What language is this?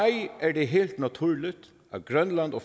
Danish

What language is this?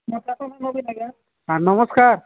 Odia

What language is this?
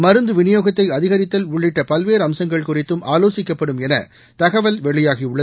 Tamil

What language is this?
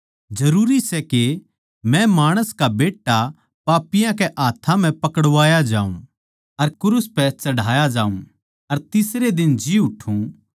Haryanvi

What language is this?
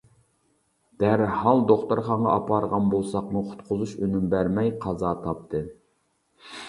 Uyghur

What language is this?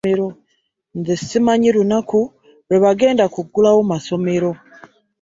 Ganda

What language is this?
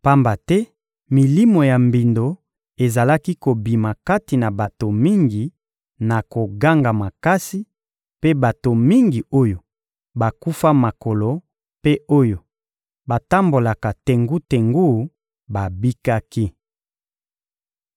Lingala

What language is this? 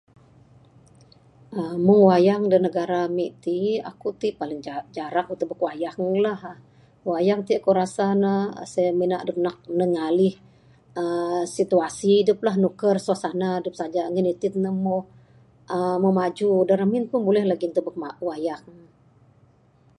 Bukar-Sadung Bidayuh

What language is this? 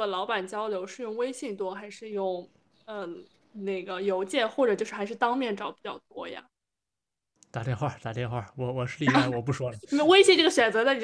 Chinese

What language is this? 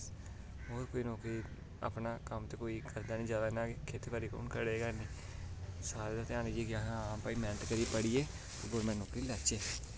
Dogri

